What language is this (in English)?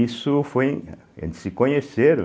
Portuguese